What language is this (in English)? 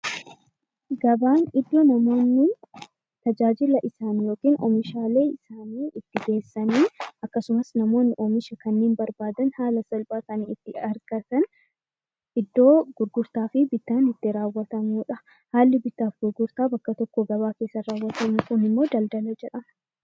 Oromo